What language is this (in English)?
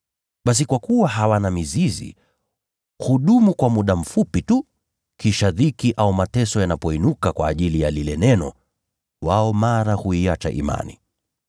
Swahili